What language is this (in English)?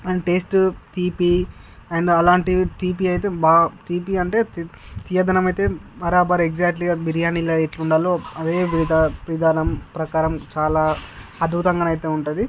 Telugu